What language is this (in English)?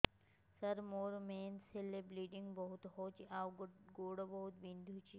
Odia